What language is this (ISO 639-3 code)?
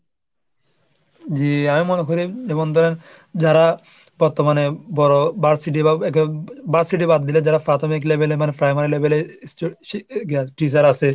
ben